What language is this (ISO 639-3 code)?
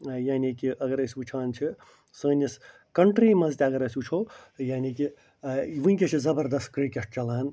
kas